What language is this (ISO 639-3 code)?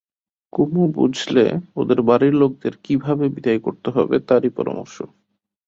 ben